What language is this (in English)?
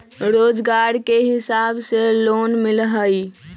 Magahi